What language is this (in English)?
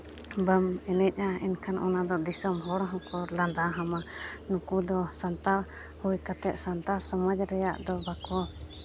Santali